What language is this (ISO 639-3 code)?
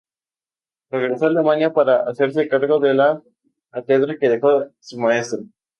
spa